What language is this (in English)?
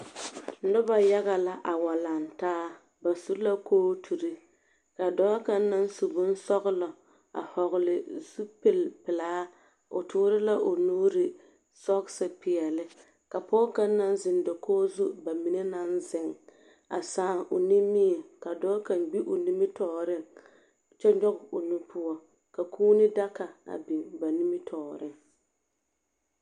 Southern Dagaare